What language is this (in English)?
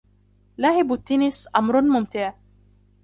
Arabic